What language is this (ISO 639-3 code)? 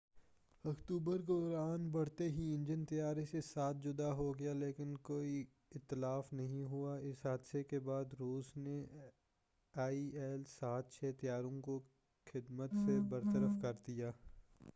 urd